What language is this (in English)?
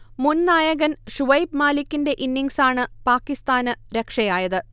Malayalam